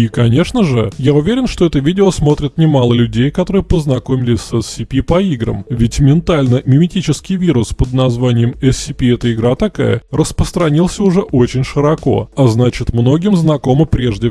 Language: Russian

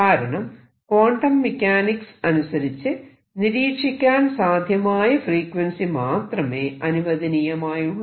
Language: Malayalam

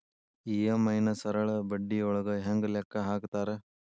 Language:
Kannada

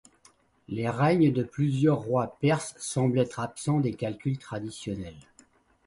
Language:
French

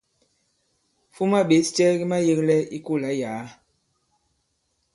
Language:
Bankon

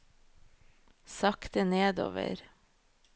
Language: Norwegian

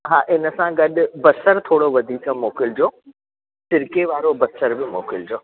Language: Sindhi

